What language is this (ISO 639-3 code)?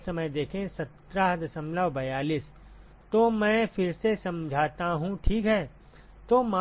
hin